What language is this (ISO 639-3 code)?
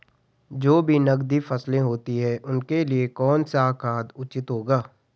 hin